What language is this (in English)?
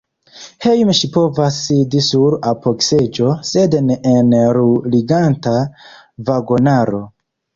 Esperanto